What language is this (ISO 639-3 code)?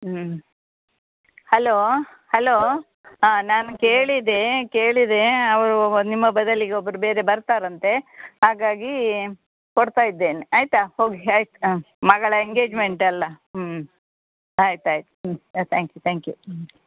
kan